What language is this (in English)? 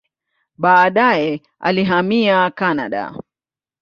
Swahili